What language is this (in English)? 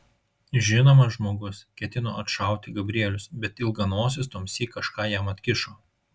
Lithuanian